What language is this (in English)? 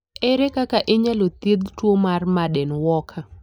Luo (Kenya and Tanzania)